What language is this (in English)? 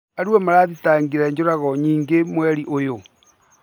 Kikuyu